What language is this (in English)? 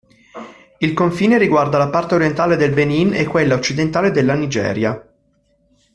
Italian